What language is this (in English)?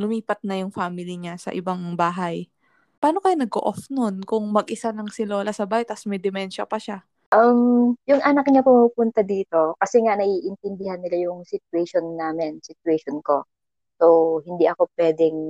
Filipino